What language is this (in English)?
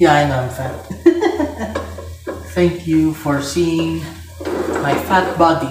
English